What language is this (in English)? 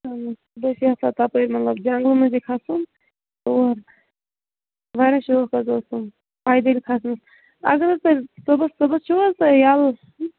Kashmiri